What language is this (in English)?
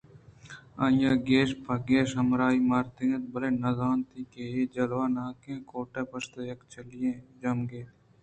Eastern Balochi